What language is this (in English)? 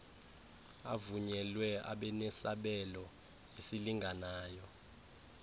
Xhosa